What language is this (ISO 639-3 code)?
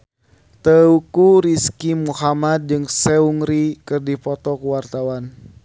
sun